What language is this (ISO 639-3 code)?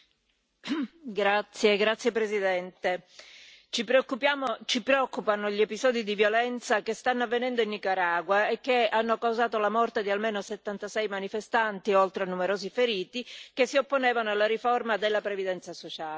ita